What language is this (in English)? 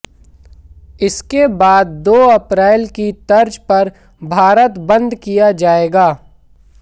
Hindi